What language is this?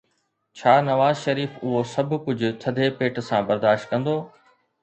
Sindhi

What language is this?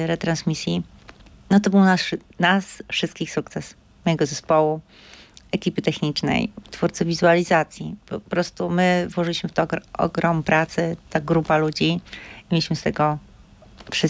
Polish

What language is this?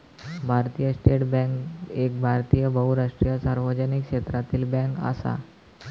Marathi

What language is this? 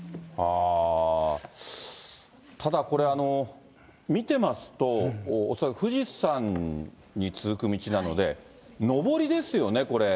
Japanese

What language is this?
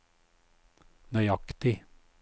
Norwegian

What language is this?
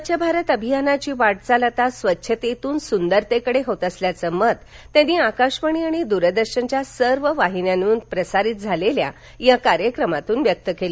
Marathi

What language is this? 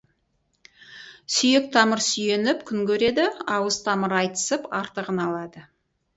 Kazakh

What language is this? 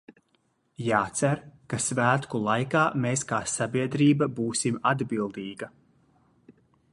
Latvian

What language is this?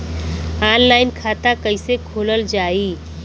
Bhojpuri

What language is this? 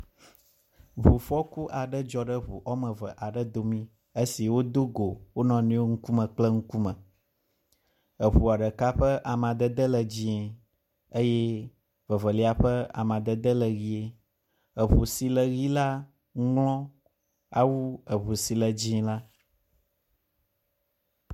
Ewe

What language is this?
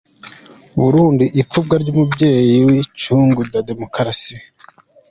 Kinyarwanda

